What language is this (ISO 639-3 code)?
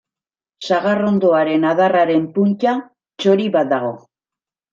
eus